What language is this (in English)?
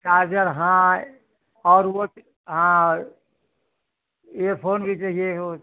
Hindi